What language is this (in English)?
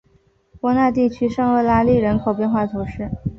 Chinese